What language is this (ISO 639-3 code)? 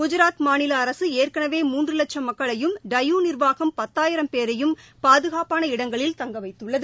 tam